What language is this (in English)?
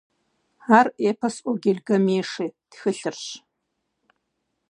Kabardian